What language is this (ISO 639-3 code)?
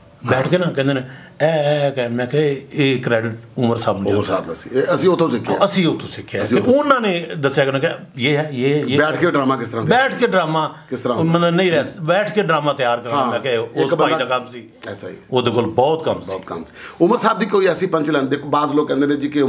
pan